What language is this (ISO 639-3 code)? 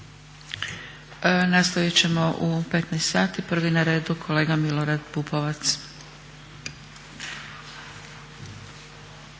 hrv